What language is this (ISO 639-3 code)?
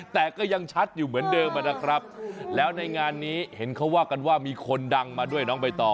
tha